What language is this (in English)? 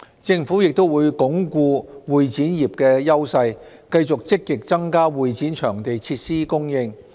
Cantonese